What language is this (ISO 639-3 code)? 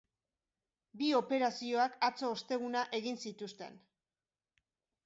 eus